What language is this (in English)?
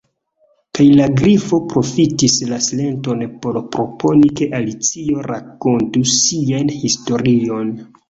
Esperanto